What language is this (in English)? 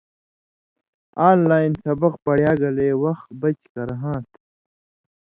Indus Kohistani